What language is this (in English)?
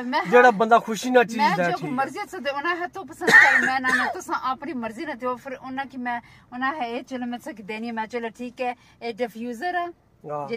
Punjabi